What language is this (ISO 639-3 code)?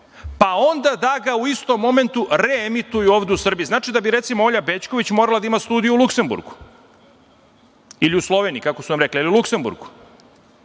srp